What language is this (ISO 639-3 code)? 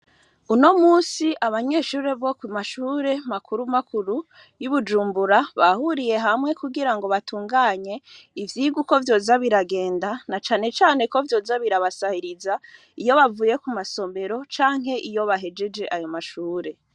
run